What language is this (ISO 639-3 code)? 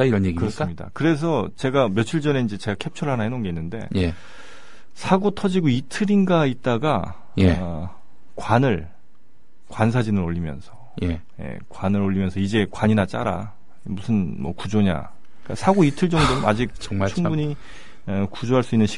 kor